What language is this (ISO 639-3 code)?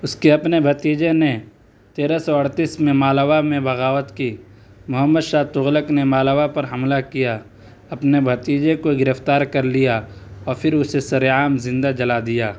urd